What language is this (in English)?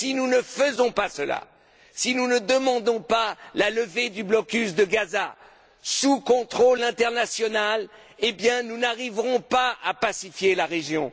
French